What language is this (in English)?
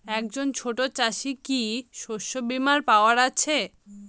Bangla